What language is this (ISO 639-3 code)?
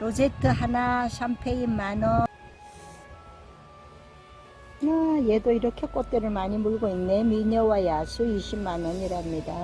kor